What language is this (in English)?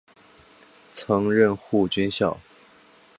Chinese